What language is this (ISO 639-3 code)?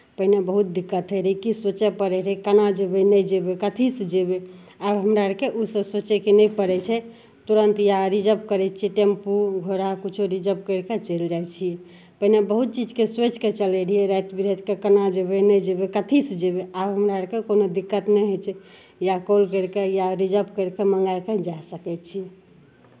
mai